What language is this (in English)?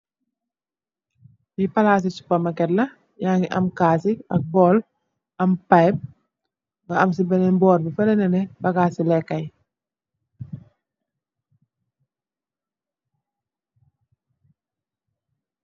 Wolof